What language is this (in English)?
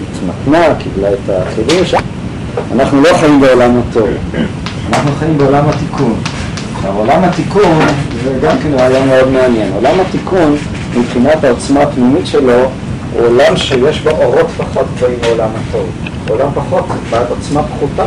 Hebrew